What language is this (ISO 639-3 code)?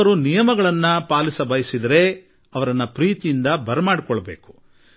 kan